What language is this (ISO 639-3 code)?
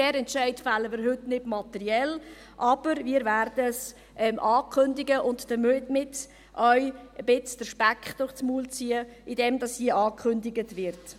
gsw